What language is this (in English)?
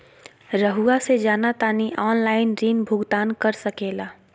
Magahi